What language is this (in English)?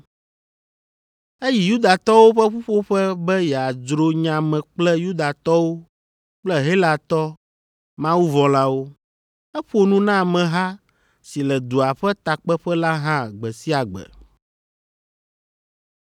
Ewe